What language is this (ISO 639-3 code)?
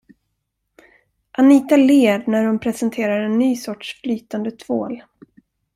swe